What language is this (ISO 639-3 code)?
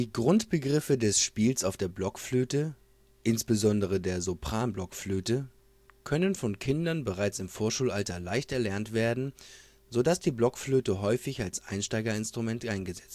deu